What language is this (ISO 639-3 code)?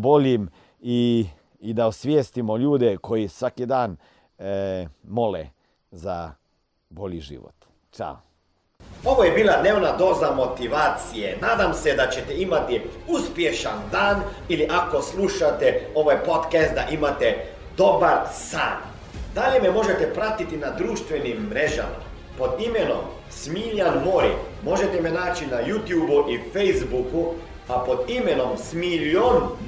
hrv